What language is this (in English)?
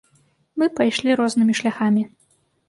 Belarusian